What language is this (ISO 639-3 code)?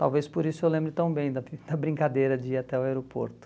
por